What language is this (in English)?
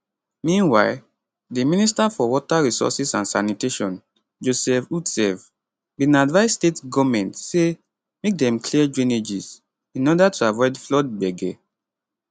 Nigerian Pidgin